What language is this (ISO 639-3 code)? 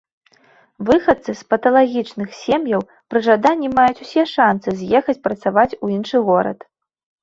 bel